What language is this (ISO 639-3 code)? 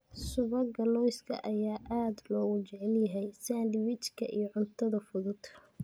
som